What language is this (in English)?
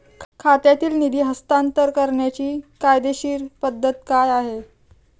Marathi